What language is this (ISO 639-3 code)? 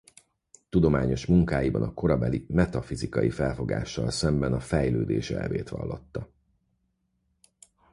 hun